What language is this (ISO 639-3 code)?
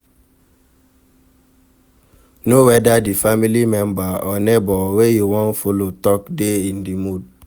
pcm